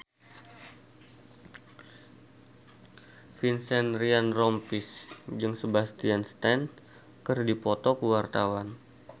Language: Sundanese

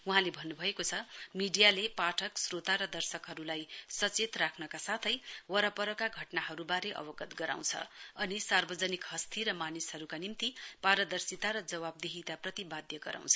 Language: Nepali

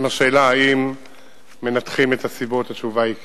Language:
Hebrew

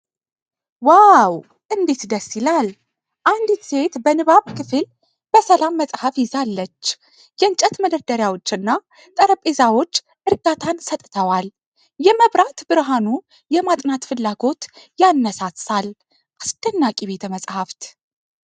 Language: Amharic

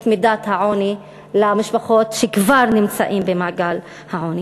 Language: Hebrew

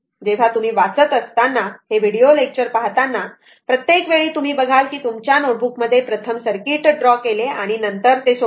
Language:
Marathi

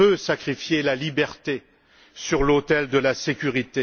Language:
French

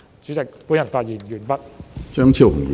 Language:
Cantonese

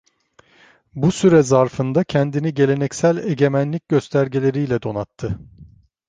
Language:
Turkish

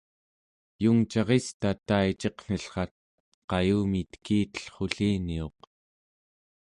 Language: Central Yupik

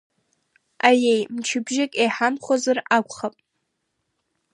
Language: Abkhazian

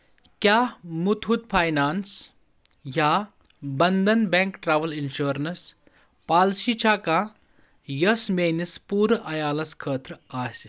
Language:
Kashmiri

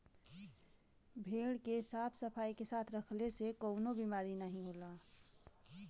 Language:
Bhojpuri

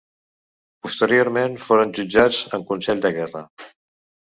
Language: Catalan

